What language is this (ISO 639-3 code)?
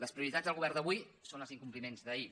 cat